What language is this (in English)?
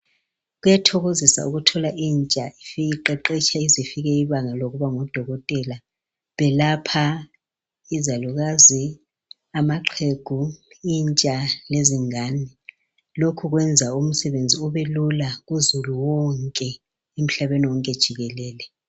North Ndebele